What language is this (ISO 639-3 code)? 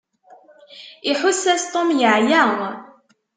kab